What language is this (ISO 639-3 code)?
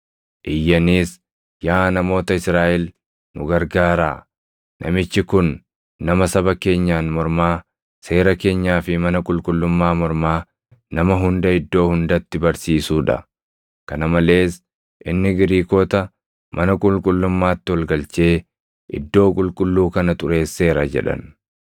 orm